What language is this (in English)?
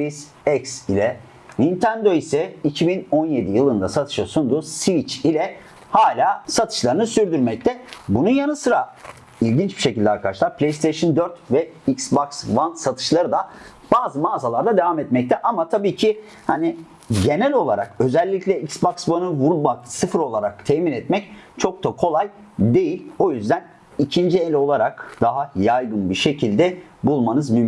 Turkish